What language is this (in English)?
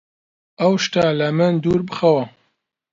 Central Kurdish